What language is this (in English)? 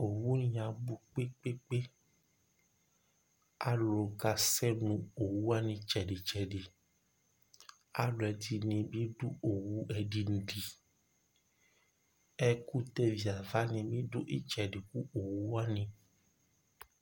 Ikposo